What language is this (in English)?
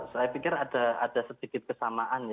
Indonesian